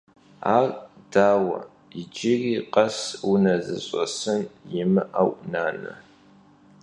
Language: Kabardian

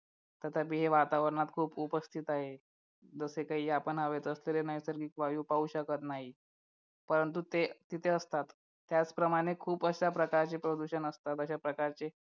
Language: Marathi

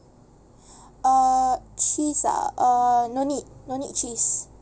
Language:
English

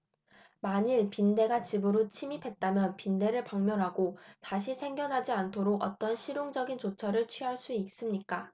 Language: Korean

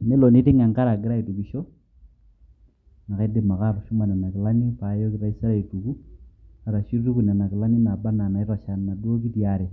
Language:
Masai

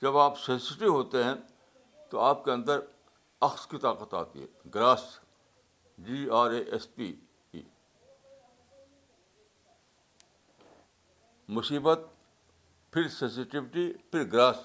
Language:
Urdu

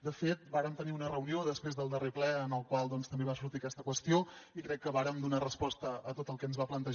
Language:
Catalan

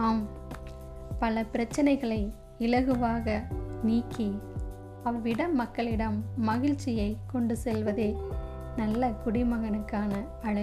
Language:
Tamil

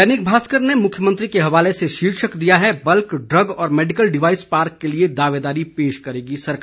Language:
Hindi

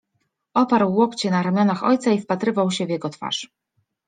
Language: Polish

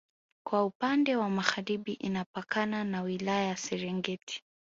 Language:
Swahili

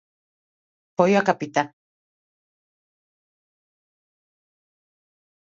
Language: Galician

